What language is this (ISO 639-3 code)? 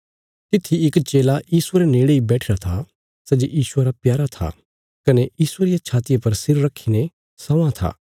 kfs